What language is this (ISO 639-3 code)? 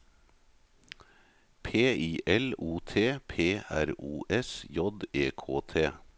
nor